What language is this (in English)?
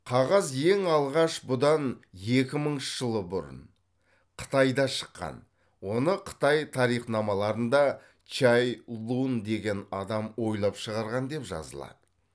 Kazakh